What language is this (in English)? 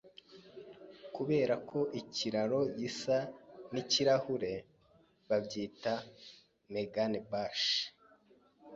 Kinyarwanda